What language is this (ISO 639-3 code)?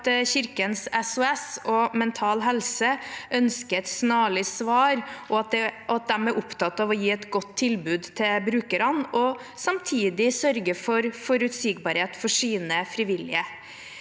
nor